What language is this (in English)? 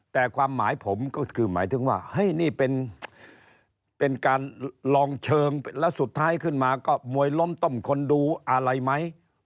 Thai